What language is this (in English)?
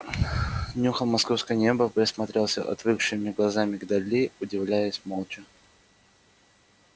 Russian